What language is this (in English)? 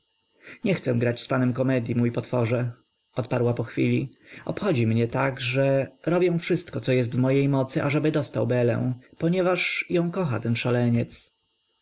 Polish